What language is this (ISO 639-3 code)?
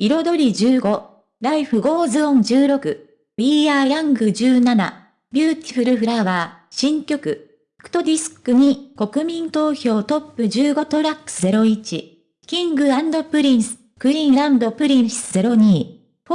jpn